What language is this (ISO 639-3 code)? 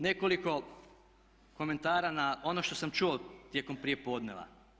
hrv